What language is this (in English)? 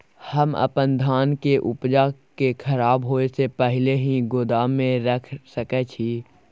Maithili